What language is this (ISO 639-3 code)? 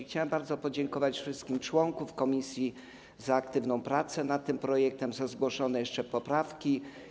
pol